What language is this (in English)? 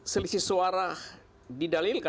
Indonesian